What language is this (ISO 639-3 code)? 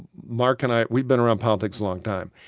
eng